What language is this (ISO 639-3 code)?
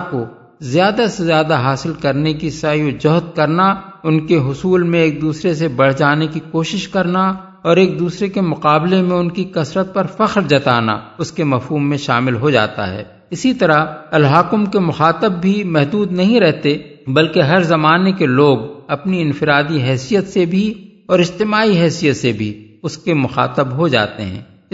urd